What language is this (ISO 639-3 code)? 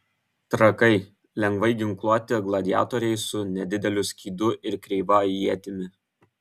lit